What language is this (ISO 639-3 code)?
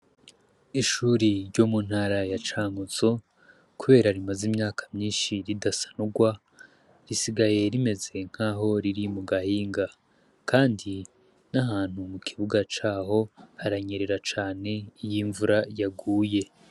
run